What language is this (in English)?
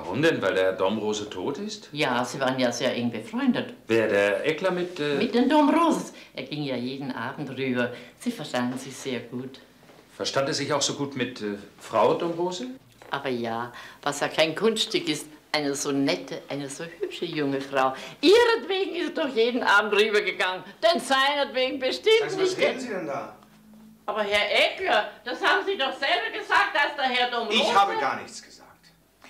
German